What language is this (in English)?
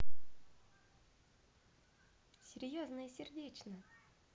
Russian